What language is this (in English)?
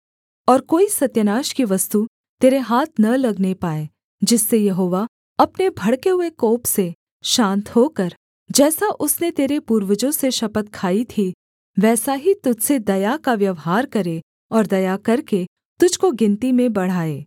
Hindi